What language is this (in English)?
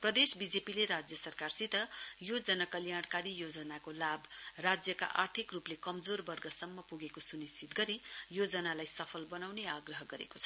Nepali